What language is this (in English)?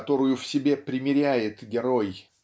Russian